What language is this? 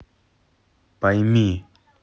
Russian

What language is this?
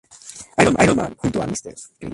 Spanish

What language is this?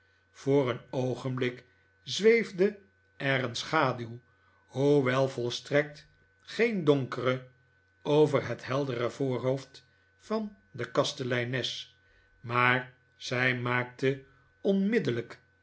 Dutch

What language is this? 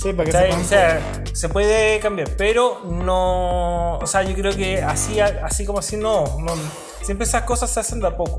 Spanish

